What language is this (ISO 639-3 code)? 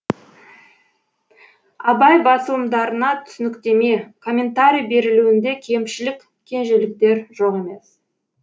kaz